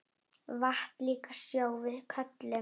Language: Icelandic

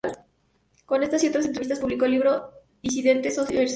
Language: Spanish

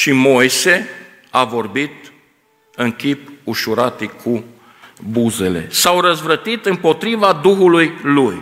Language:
Romanian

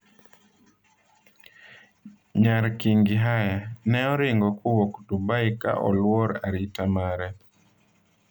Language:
Luo (Kenya and Tanzania)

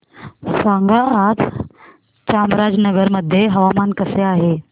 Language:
Marathi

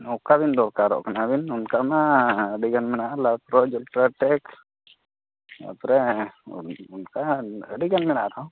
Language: Santali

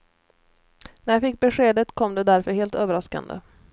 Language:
Swedish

